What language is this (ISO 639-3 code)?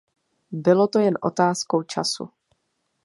ces